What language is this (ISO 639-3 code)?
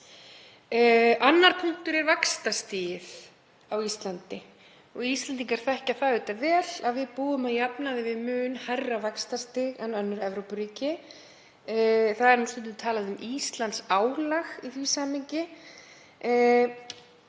isl